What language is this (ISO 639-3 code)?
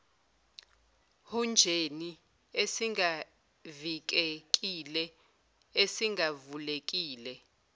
zul